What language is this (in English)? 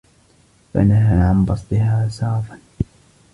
Arabic